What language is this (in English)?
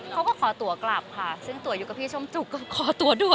Thai